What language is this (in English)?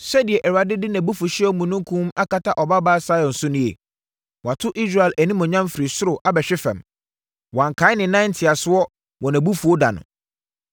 Akan